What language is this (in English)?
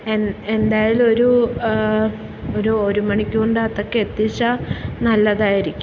Malayalam